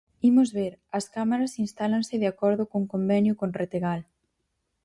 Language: Galician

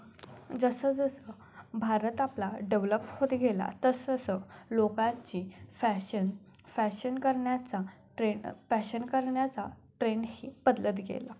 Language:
Marathi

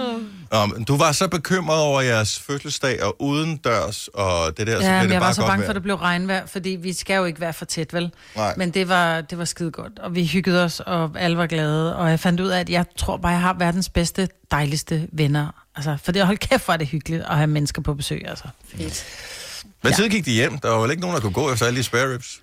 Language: Danish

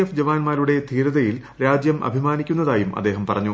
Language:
Malayalam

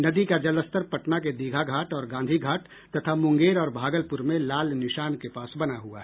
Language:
Hindi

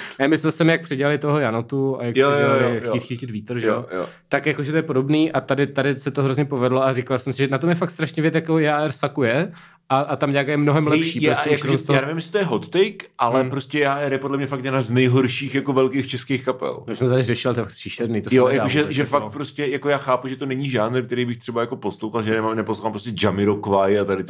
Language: Czech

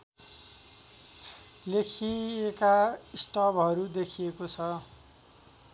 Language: Nepali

